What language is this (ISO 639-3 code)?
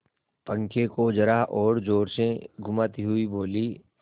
hin